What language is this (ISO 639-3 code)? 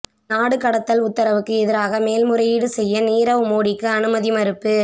tam